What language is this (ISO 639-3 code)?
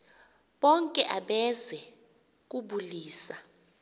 xho